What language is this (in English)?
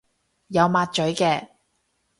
Cantonese